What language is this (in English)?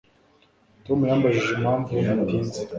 Kinyarwanda